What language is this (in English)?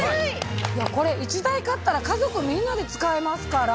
Japanese